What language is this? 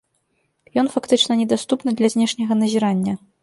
Belarusian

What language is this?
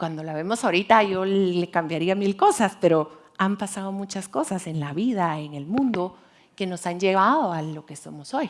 Spanish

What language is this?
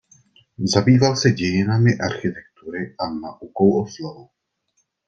Czech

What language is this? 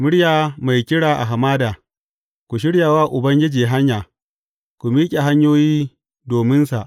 Hausa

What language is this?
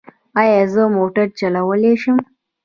Pashto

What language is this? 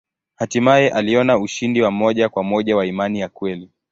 Swahili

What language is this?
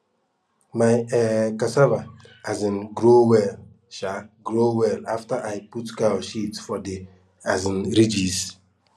Nigerian Pidgin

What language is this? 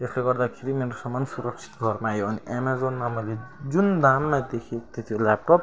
Nepali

